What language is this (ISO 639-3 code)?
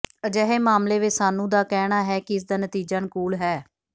pan